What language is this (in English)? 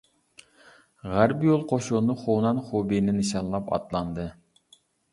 Uyghur